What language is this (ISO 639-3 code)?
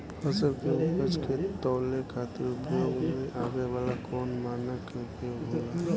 bho